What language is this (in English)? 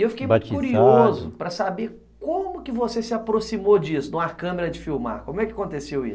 Portuguese